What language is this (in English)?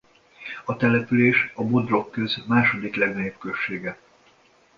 Hungarian